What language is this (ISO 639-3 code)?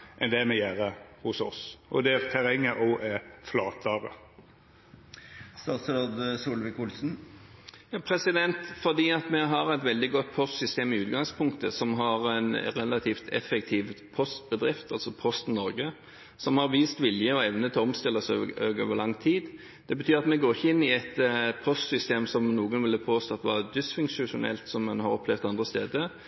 nor